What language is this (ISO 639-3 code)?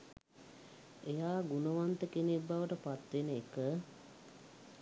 sin